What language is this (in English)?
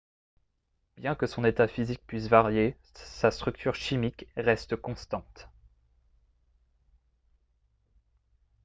French